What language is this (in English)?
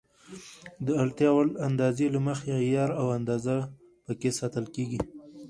Pashto